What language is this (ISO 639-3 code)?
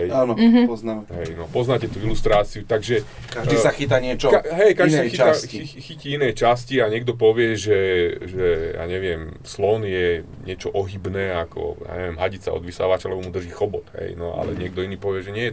slk